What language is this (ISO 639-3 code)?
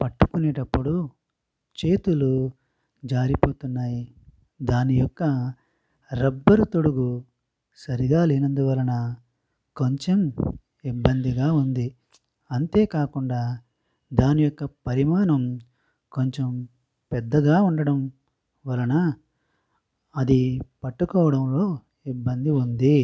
tel